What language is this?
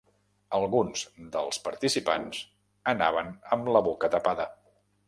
Catalan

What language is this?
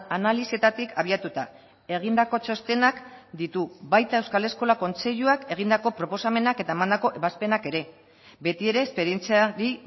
Basque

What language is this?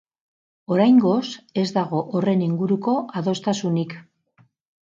Basque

